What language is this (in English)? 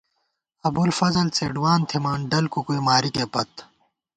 Gawar-Bati